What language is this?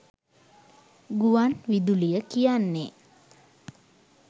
Sinhala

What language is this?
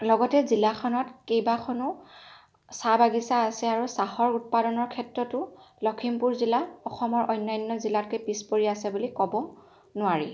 Assamese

